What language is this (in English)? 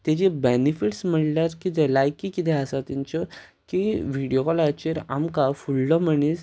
Konkani